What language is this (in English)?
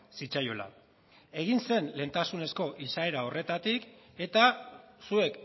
Basque